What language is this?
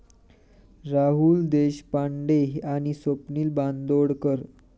Marathi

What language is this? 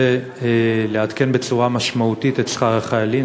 Hebrew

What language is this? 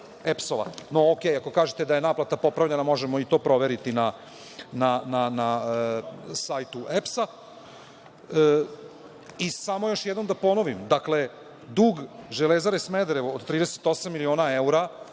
Serbian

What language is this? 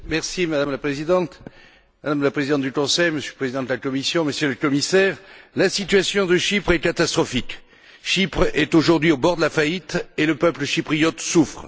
French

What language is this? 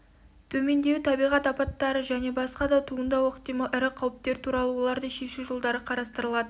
Kazakh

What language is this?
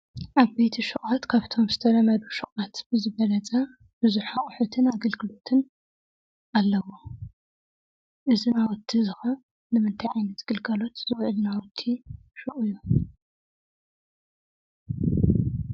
Tigrinya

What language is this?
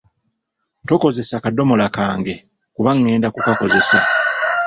Ganda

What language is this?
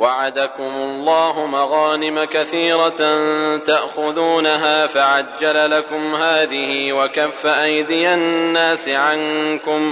Arabic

